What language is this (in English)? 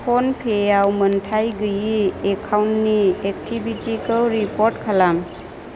Bodo